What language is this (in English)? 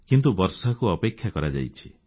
Odia